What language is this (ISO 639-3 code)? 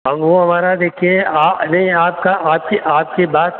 hin